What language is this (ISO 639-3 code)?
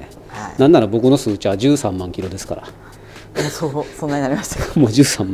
jpn